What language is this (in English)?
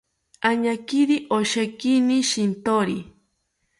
South Ucayali Ashéninka